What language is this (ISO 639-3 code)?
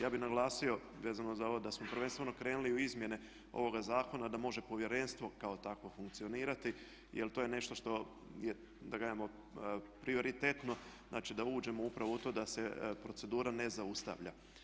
hrv